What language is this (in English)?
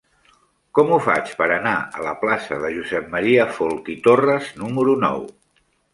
Catalan